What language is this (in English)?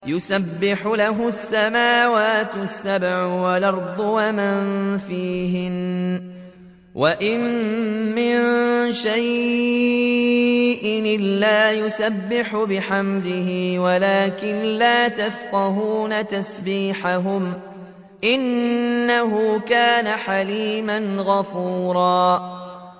Arabic